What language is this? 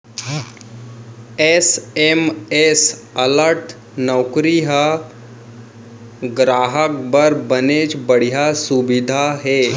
Chhattisgarhi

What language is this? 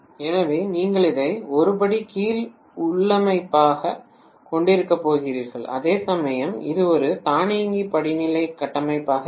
Tamil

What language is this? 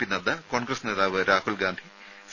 Malayalam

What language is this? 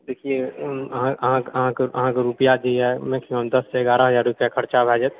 Maithili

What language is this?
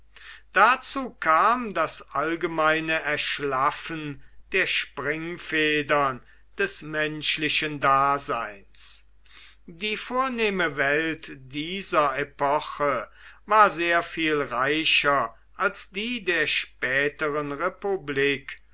German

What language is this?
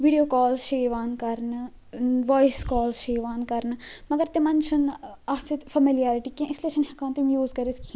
Kashmiri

